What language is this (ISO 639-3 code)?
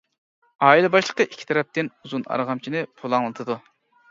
uig